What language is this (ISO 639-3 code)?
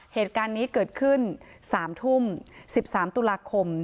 tha